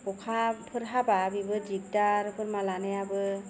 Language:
Bodo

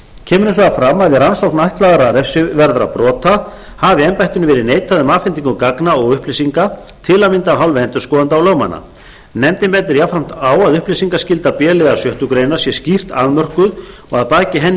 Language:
Icelandic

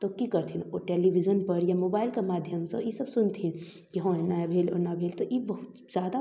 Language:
Maithili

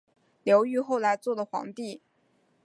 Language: Chinese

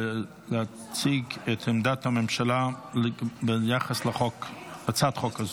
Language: Hebrew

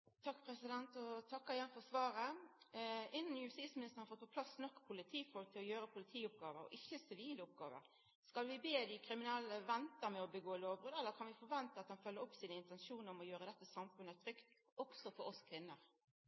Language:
Norwegian Nynorsk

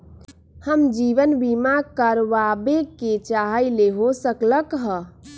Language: Magahi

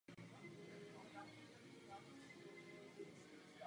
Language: Czech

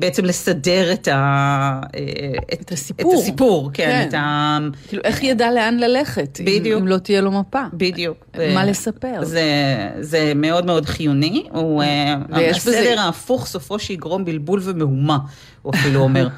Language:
Hebrew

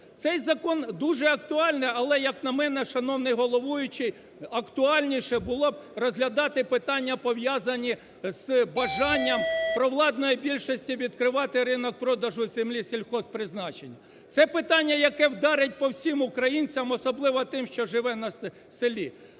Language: Ukrainian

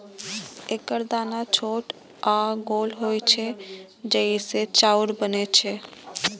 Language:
Maithili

